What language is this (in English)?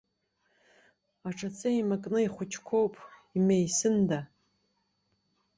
Abkhazian